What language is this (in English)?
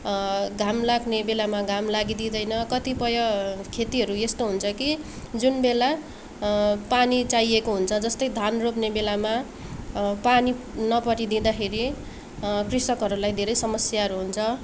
Nepali